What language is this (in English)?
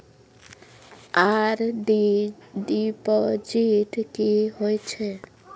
Maithili